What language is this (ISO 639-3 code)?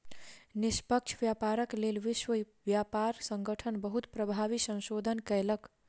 mai